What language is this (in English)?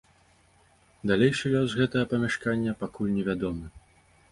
Belarusian